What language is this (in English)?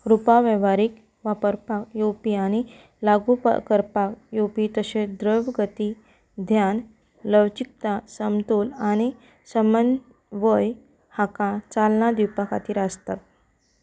Konkani